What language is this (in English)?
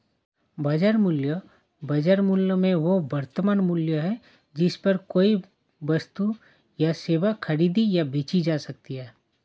Hindi